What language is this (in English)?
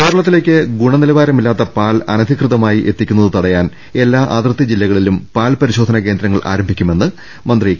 Malayalam